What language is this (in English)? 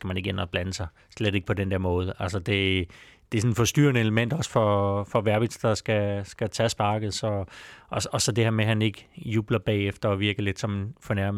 Danish